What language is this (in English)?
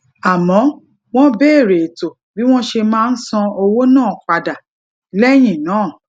Yoruba